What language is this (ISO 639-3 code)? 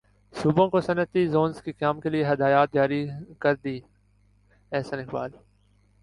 urd